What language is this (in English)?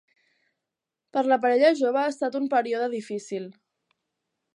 Catalan